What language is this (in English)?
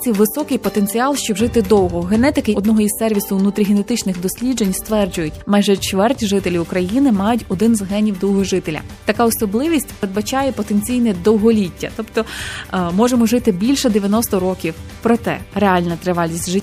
Ukrainian